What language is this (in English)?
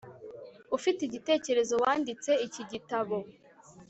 Kinyarwanda